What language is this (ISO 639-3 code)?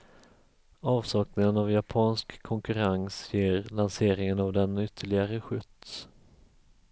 swe